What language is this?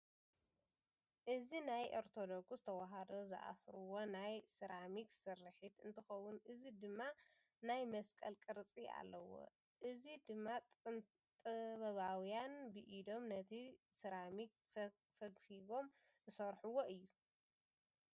Tigrinya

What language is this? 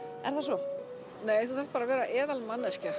Icelandic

